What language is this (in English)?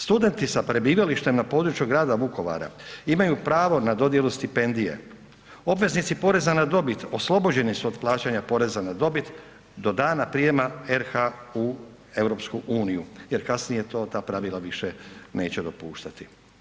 Croatian